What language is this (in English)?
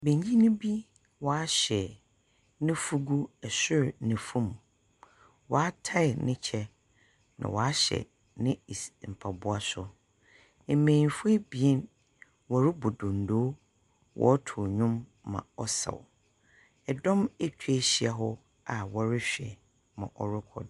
Akan